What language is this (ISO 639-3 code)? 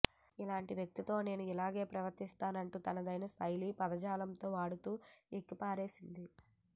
tel